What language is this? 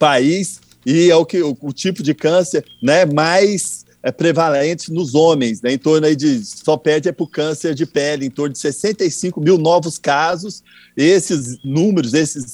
Portuguese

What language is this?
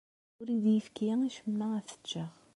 Kabyle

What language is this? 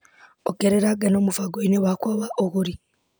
Kikuyu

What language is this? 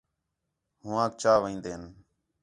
Khetrani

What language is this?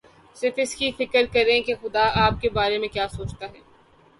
Urdu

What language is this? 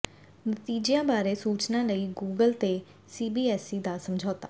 Punjabi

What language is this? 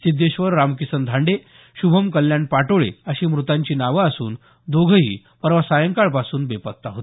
Marathi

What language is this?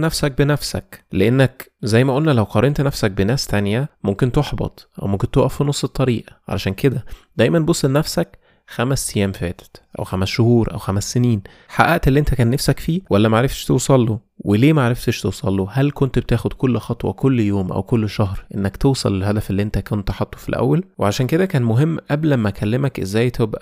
Arabic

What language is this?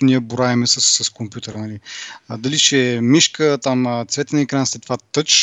Bulgarian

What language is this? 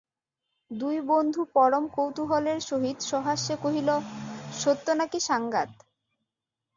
Bangla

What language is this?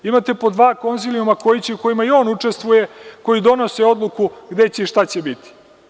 Serbian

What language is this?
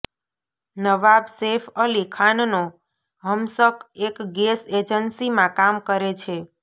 Gujarati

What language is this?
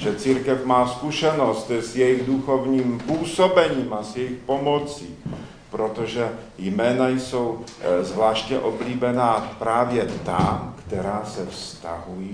Czech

